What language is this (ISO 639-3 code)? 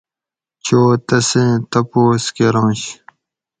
gwc